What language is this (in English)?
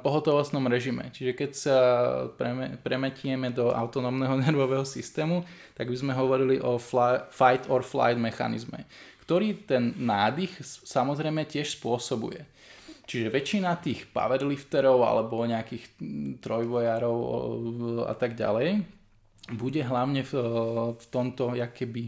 Slovak